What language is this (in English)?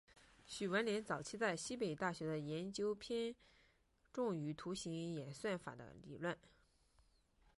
Chinese